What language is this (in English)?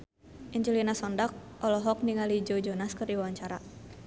Sundanese